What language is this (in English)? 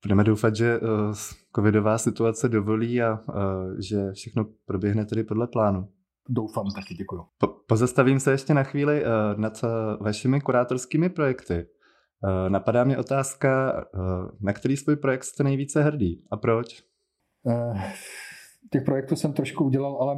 Czech